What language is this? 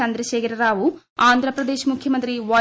Malayalam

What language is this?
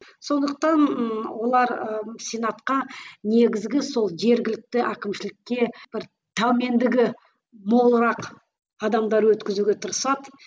Kazakh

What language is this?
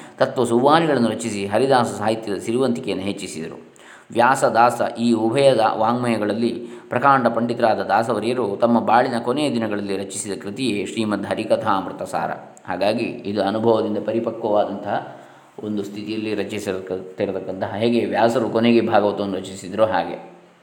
Kannada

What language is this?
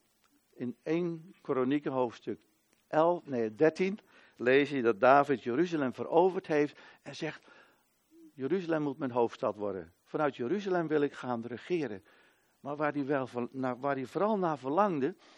Dutch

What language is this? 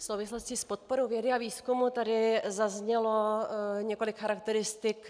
Czech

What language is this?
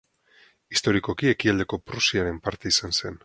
Basque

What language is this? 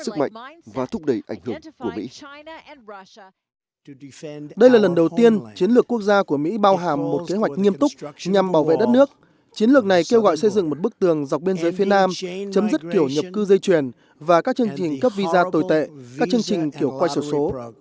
Vietnamese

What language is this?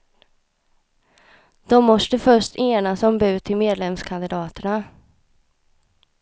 Swedish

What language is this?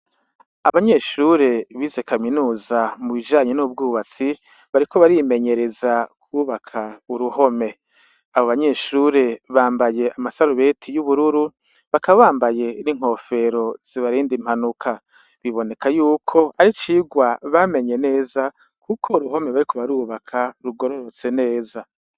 Rundi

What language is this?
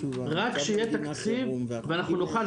Hebrew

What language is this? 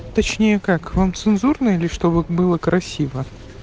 Russian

